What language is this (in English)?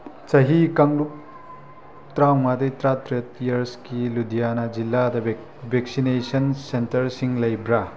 Manipuri